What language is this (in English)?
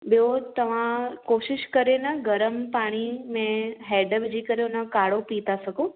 Sindhi